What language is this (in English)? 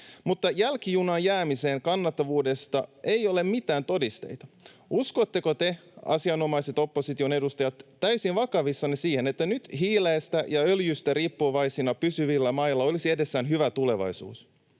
Finnish